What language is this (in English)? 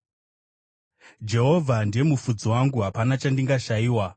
Shona